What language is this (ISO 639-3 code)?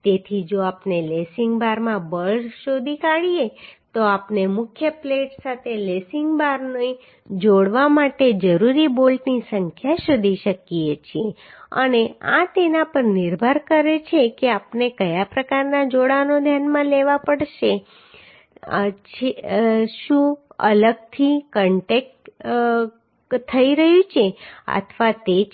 guj